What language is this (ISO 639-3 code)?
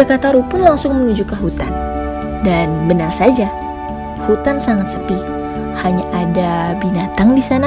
ind